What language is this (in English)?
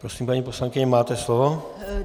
Czech